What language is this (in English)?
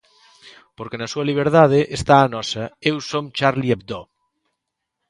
Galician